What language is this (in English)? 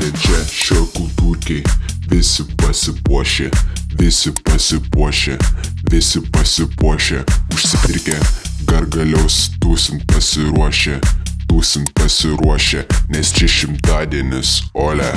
Lithuanian